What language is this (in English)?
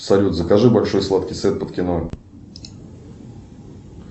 Russian